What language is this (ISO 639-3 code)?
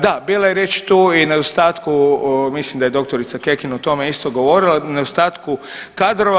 hrv